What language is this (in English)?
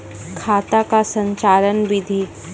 Maithili